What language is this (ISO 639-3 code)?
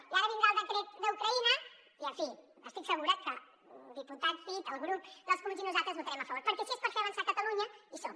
cat